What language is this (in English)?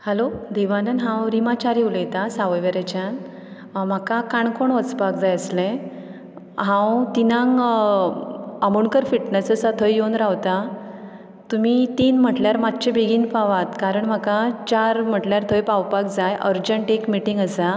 Konkani